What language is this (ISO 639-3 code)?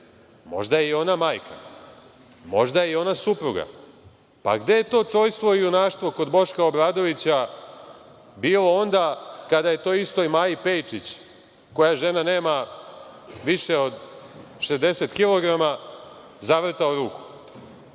srp